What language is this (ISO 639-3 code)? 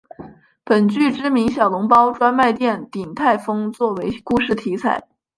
zho